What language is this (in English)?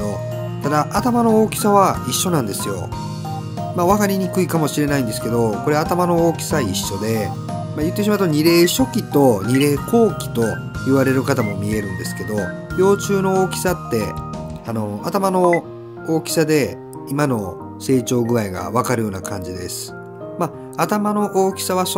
Japanese